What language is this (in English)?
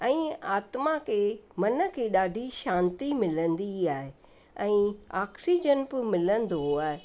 Sindhi